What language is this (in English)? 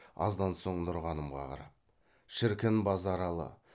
Kazakh